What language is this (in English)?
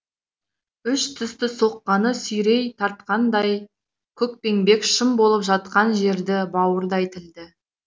Kazakh